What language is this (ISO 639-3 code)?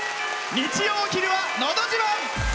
jpn